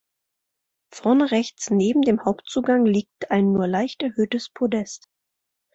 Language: German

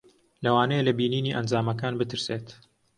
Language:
Central Kurdish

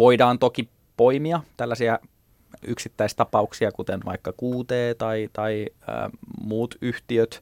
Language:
Finnish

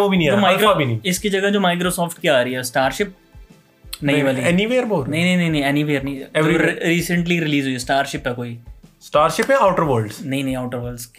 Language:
Hindi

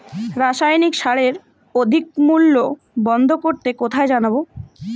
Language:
Bangla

